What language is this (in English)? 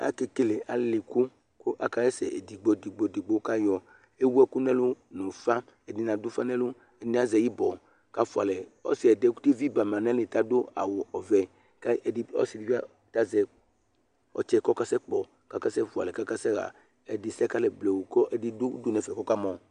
Ikposo